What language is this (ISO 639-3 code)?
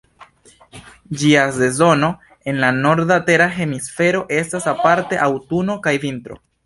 epo